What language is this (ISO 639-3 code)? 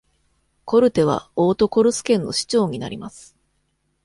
jpn